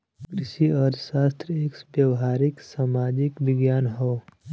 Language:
Bhojpuri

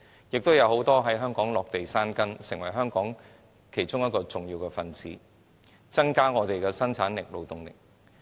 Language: Cantonese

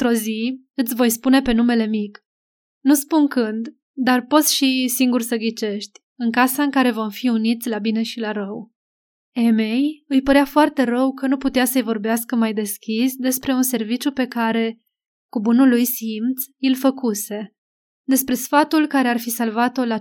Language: Romanian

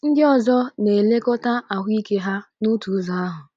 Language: Igbo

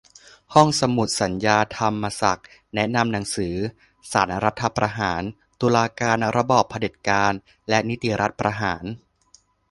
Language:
Thai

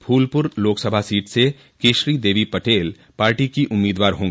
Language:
Hindi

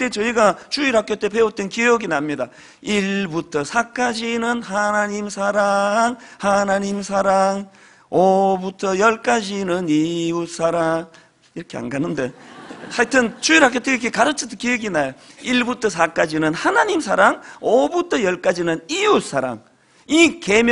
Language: Korean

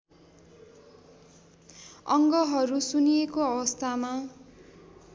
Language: Nepali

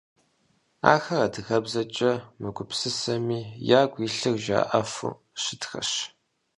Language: Kabardian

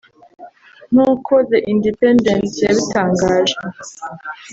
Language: Kinyarwanda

